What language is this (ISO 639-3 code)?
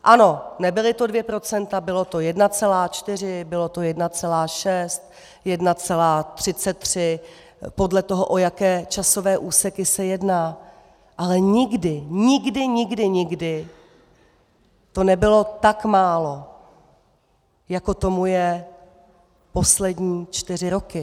ces